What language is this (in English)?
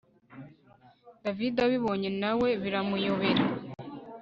Kinyarwanda